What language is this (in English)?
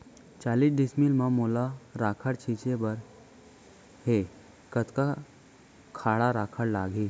Chhattisgarhi